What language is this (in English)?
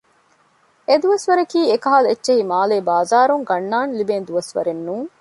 Divehi